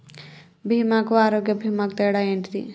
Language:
Telugu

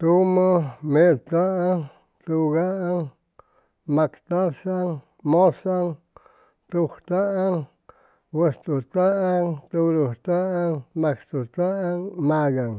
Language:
Chimalapa Zoque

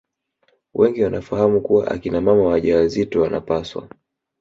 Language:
Swahili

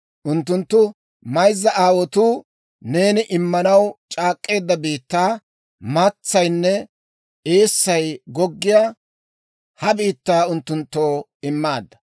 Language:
Dawro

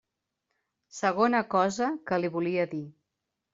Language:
Catalan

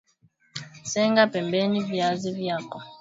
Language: Swahili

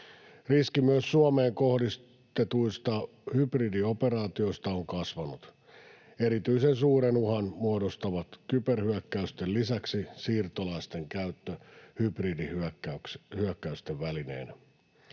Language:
Finnish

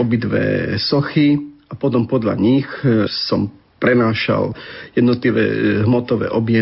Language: Slovak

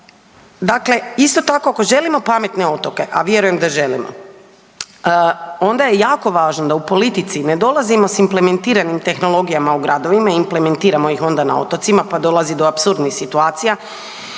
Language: Croatian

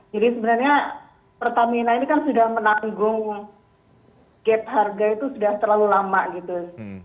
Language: Indonesian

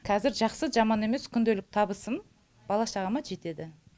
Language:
Kazakh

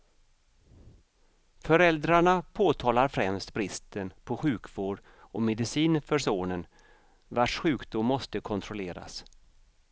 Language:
Swedish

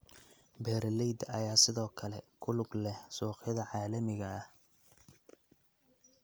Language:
Somali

